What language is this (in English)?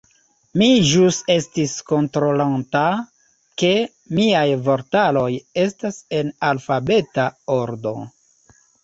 Esperanto